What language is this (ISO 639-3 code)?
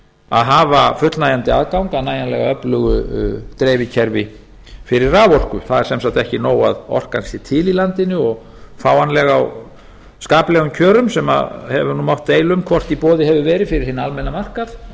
isl